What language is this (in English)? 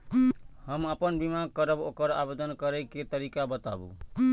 Maithili